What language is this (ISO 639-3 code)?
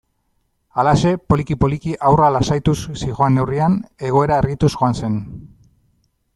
eus